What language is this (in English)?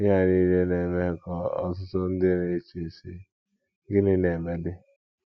Igbo